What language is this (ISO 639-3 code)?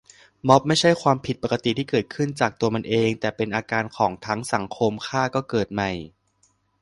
tha